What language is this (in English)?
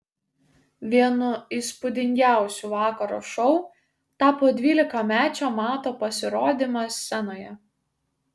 Lithuanian